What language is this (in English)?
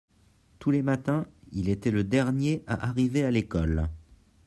French